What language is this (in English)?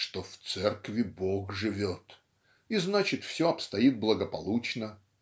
Russian